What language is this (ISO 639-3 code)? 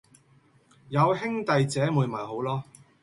yue